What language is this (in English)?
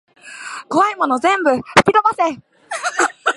Japanese